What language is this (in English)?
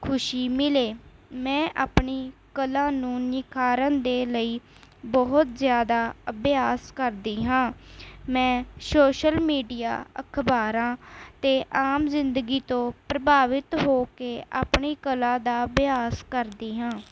Punjabi